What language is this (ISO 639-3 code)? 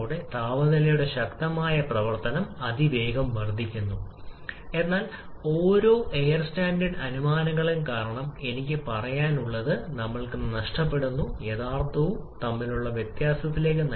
mal